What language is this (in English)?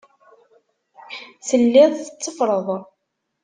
Kabyle